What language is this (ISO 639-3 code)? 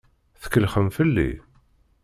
kab